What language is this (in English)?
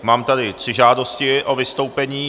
Czech